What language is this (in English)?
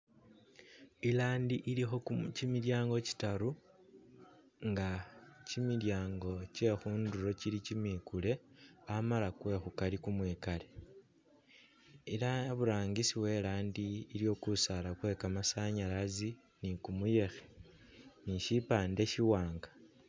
Masaaba